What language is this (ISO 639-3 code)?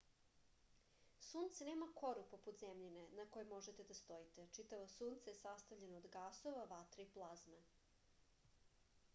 srp